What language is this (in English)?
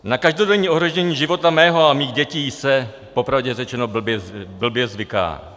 Czech